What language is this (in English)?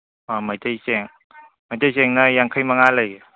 Manipuri